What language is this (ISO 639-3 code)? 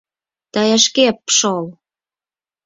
chm